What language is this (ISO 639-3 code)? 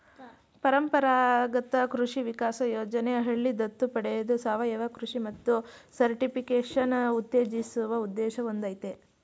kan